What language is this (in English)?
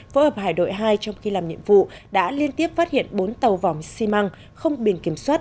Vietnamese